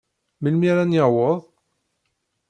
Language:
Kabyle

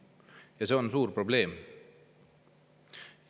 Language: Estonian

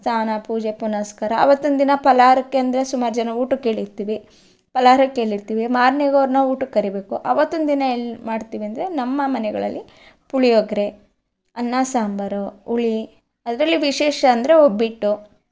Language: Kannada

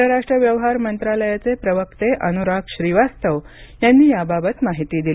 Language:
Marathi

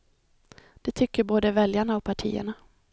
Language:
Swedish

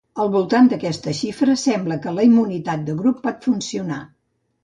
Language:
Catalan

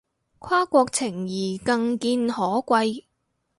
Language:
Cantonese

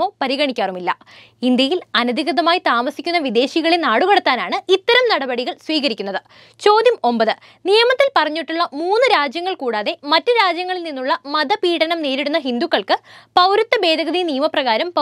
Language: Malayalam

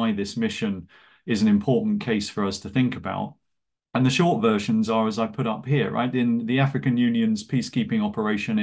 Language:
English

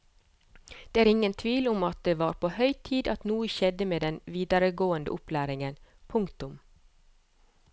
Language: Norwegian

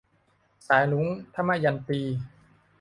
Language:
Thai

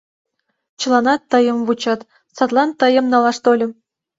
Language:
Mari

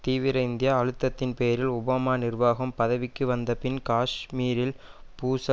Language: Tamil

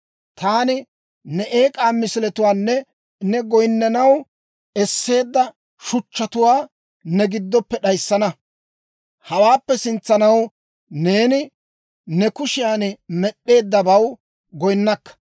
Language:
Dawro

